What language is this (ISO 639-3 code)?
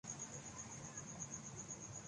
urd